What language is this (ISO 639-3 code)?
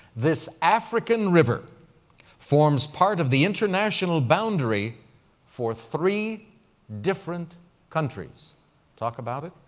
eng